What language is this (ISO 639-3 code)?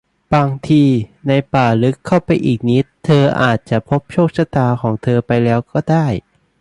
tha